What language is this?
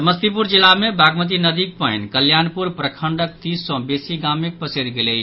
Maithili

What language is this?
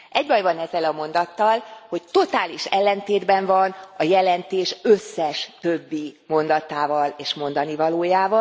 Hungarian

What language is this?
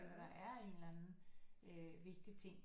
Danish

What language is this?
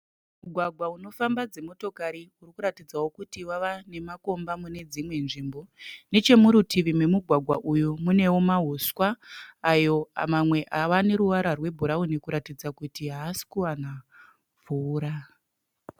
Shona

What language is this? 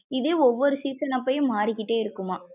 Tamil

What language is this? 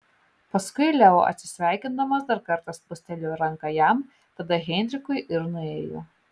Lithuanian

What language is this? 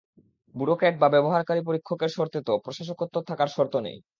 Bangla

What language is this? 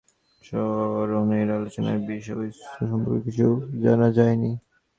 Bangla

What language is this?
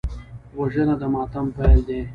Pashto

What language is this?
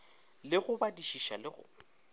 Northern Sotho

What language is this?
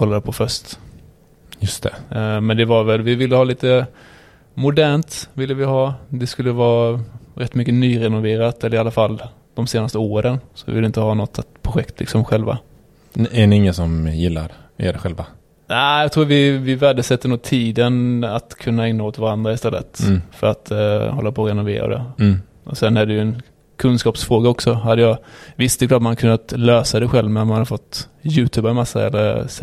Swedish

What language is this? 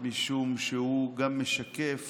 Hebrew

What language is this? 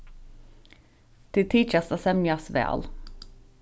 Faroese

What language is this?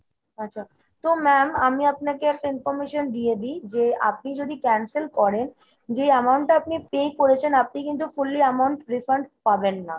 Bangla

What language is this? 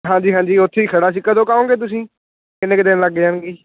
Punjabi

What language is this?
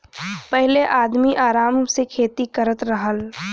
Bhojpuri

